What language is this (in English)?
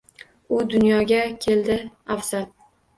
Uzbek